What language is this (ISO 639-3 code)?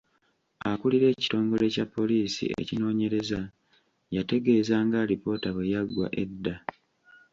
lug